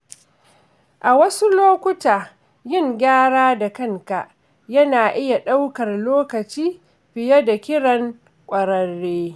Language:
Hausa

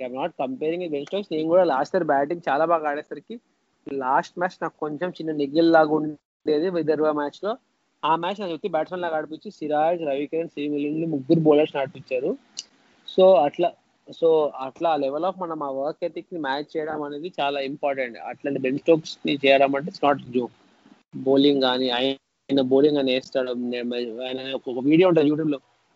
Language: Telugu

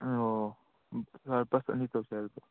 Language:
Manipuri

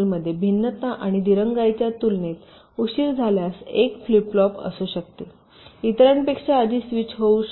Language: Marathi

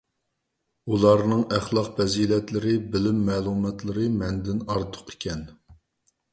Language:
Uyghur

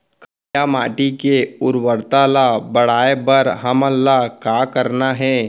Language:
Chhattisgarhi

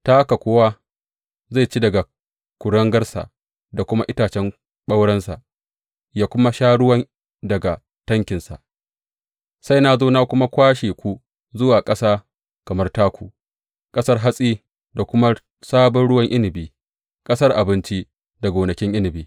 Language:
Hausa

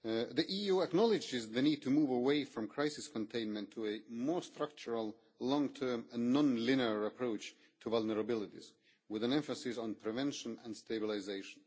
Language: English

